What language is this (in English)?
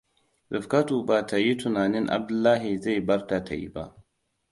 Hausa